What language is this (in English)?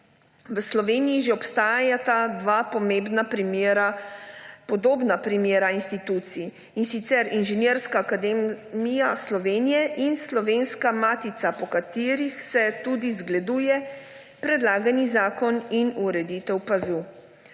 Slovenian